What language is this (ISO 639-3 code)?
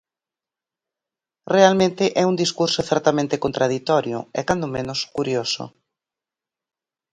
glg